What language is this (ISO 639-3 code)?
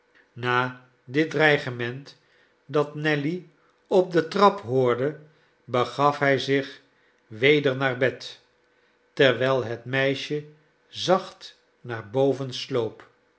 nld